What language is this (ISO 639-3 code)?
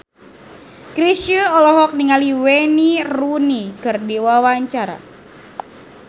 sun